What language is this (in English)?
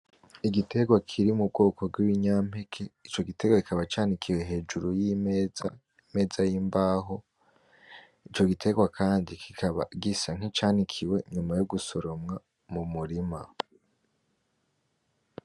Rundi